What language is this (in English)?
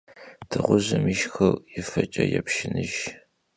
Kabardian